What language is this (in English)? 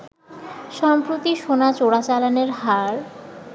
Bangla